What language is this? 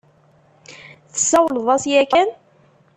Kabyle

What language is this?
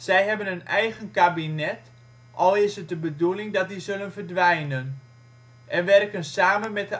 Dutch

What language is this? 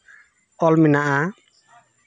Santali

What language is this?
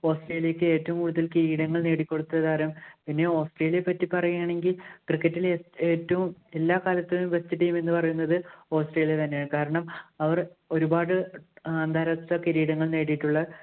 Malayalam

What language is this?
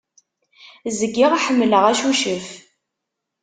Kabyle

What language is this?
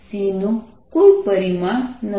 Gujarati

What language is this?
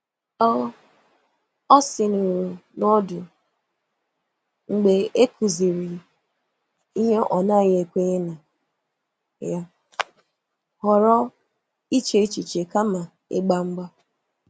Igbo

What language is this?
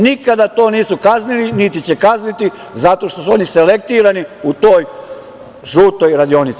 Serbian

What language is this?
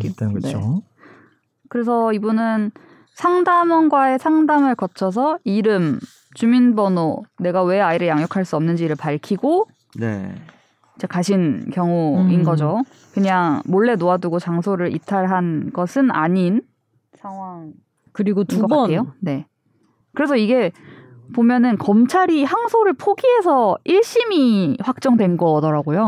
Korean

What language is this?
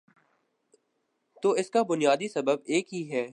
Urdu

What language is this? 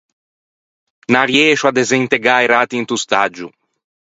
Ligurian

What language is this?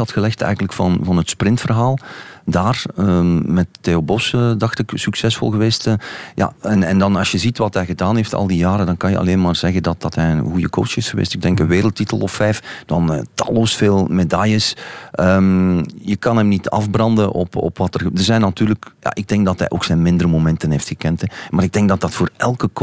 Dutch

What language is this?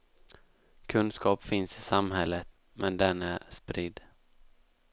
Swedish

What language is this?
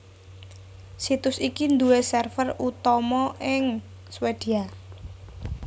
Javanese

